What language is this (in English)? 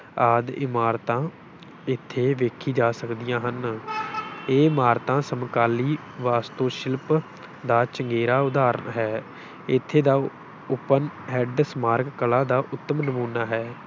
Punjabi